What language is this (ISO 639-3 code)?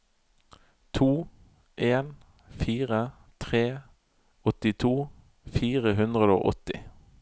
nor